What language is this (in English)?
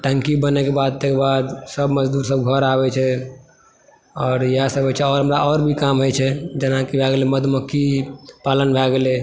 Maithili